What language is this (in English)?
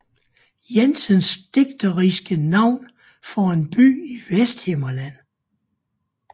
Danish